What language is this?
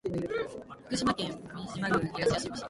Japanese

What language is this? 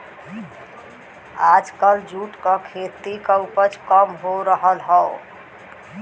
Bhojpuri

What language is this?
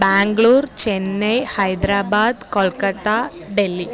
Sanskrit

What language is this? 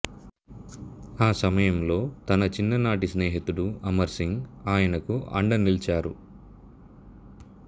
Telugu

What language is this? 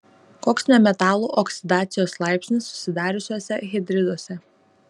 Lithuanian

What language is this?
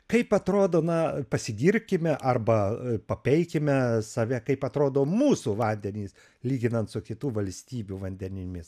Lithuanian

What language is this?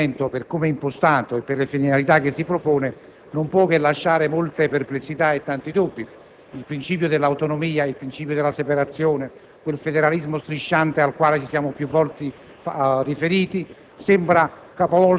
Italian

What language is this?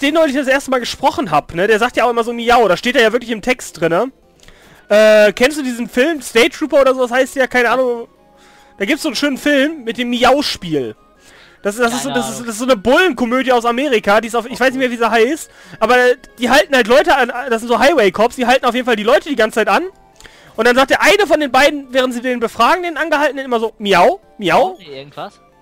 German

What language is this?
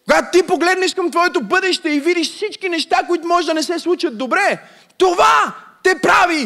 Bulgarian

